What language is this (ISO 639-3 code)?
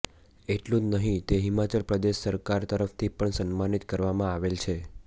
guj